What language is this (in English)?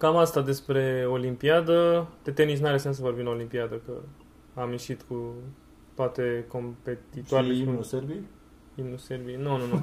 Romanian